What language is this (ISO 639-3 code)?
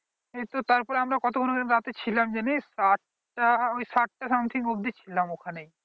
ben